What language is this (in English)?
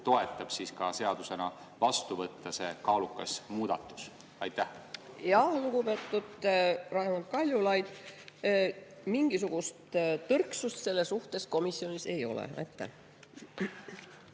Estonian